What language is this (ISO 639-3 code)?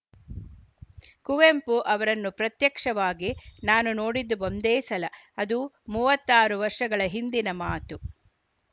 kan